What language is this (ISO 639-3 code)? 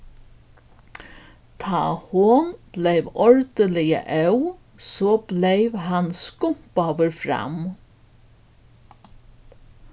fao